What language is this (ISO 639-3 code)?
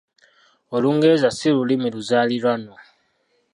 lug